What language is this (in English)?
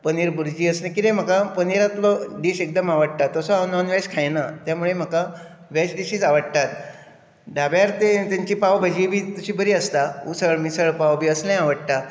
Konkani